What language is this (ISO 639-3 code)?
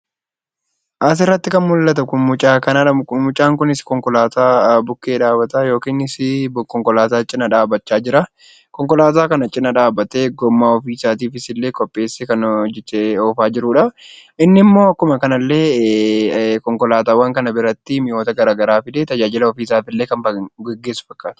orm